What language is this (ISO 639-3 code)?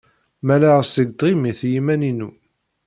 kab